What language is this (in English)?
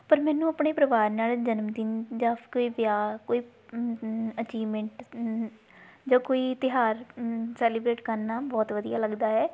Punjabi